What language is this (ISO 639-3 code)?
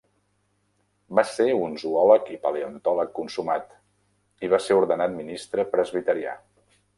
cat